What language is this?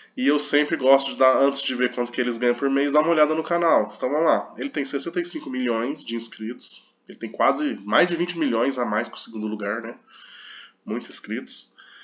Portuguese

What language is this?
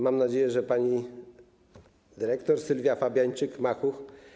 Polish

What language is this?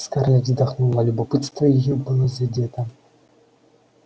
Russian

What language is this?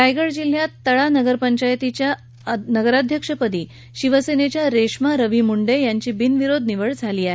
Marathi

